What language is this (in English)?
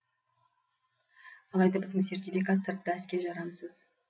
Kazakh